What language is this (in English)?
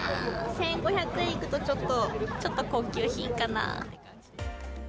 Japanese